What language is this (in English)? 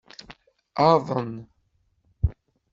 Kabyle